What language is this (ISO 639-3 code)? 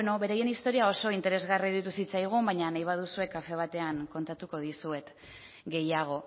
eus